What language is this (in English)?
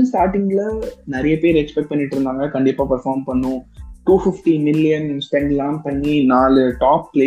Tamil